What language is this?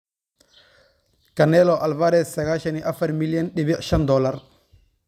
Somali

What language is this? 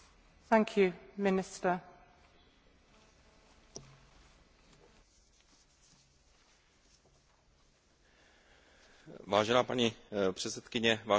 Czech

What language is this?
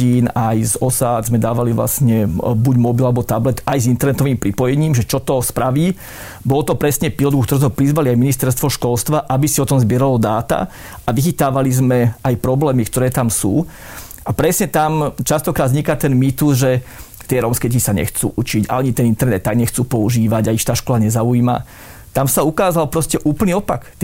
Slovak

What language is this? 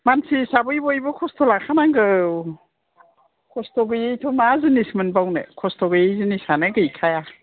Bodo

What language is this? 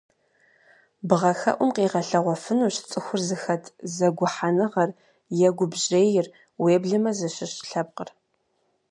Kabardian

